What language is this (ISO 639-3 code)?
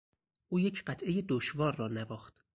fas